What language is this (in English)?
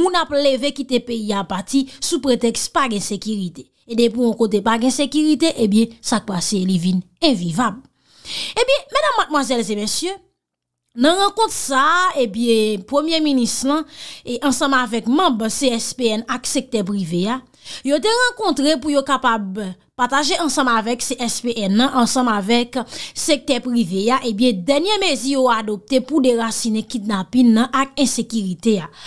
French